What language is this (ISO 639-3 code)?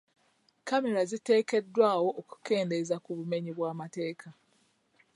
lug